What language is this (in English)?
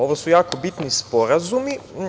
Serbian